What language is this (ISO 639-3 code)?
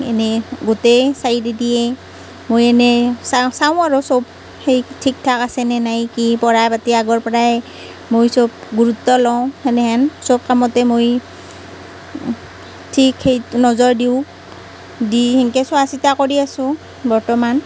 asm